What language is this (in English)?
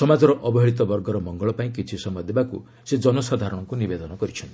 Odia